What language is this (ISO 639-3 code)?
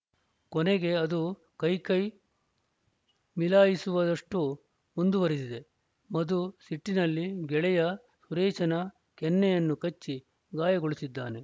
kan